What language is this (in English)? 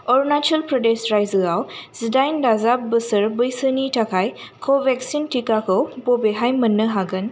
Bodo